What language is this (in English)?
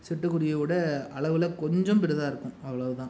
Tamil